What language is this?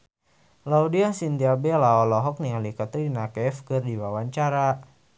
Sundanese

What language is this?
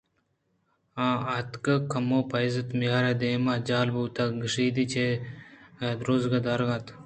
Eastern Balochi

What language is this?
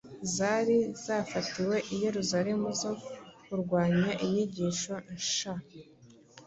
Kinyarwanda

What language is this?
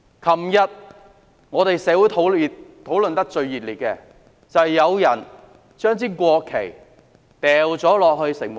Cantonese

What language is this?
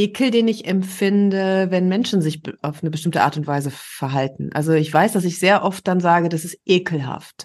German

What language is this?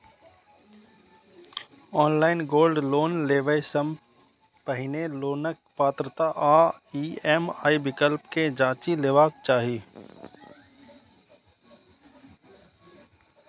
Maithili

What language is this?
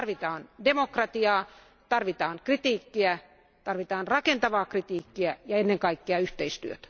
Finnish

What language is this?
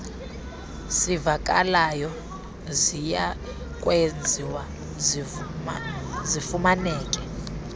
Xhosa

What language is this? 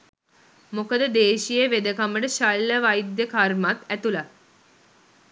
Sinhala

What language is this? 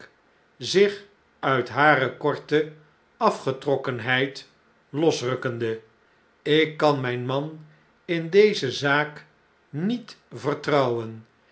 Dutch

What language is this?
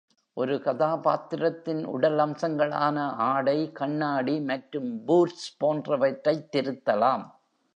Tamil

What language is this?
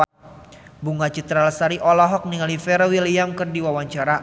Sundanese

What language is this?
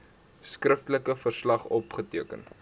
Afrikaans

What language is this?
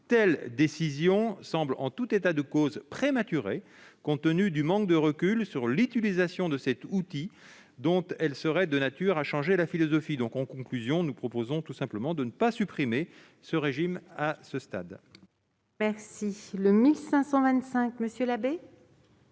French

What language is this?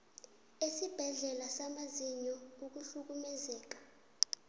South Ndebele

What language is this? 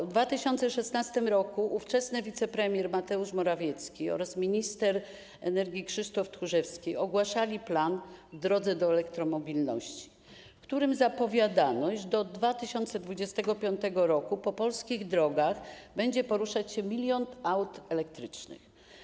Polish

